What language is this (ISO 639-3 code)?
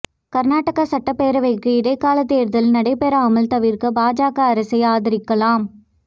tam